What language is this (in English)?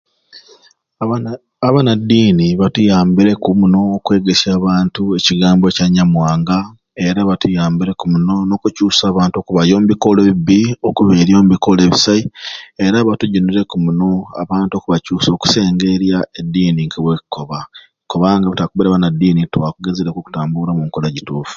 Ruuli